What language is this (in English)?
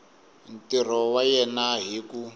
Tsonga